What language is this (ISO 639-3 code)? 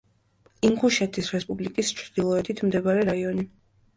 kat